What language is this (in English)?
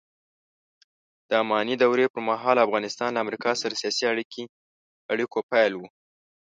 Pashto